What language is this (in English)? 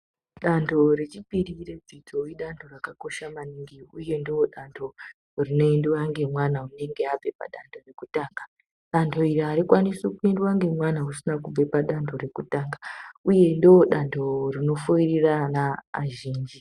Ndau